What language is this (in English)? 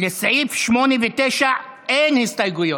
Hebrew